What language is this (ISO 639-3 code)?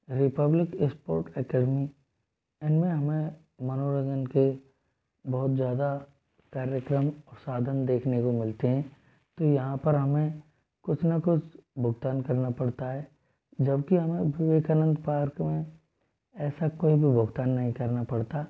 hin